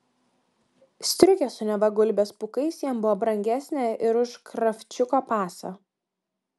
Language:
Lithuanian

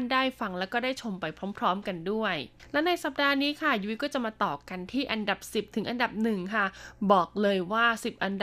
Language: Thai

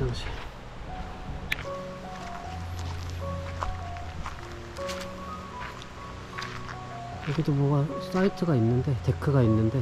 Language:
Korean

